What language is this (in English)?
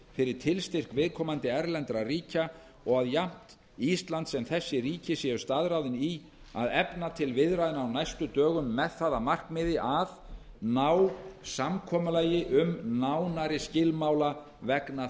Icelandic